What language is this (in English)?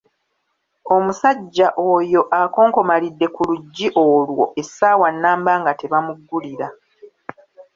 Ganda